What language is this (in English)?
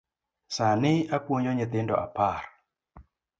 Luo (Kenya and Tanzania)